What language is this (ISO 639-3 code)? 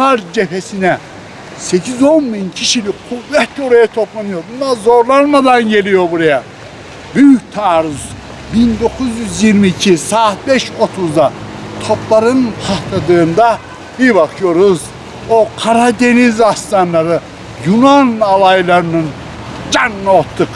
tur